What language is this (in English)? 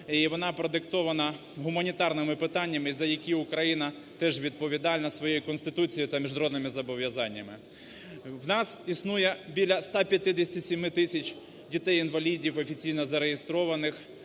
Ukrainian